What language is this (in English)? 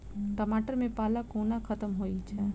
Maithili